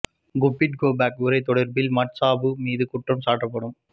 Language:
Tamil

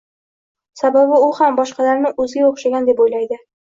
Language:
Uzbek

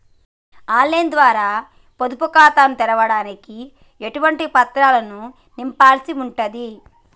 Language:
Telugu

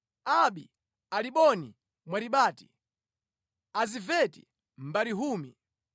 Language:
Nyanja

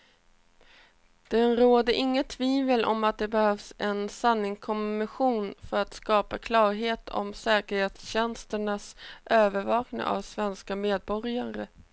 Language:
Swedish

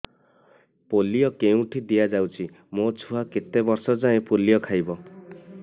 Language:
Odia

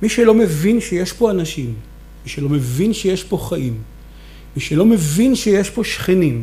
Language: Hebrew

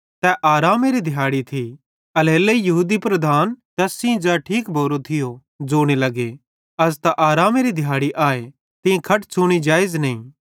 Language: Bhadrawahi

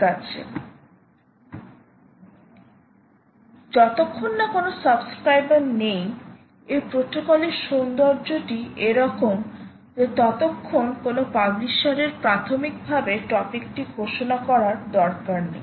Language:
Bangla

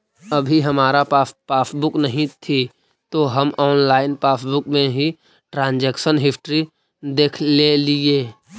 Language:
Magahi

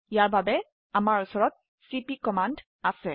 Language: Assamese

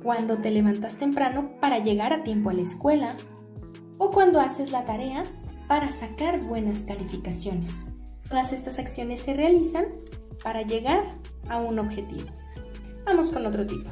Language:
Spanish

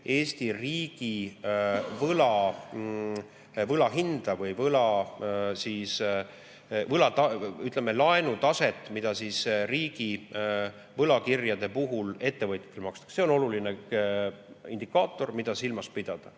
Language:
Estonian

